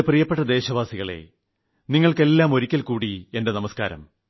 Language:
Malayalam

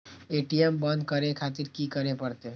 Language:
Maithili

